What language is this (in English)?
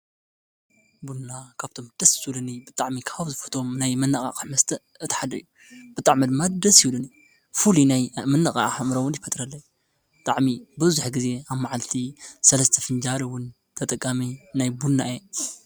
Tigrinya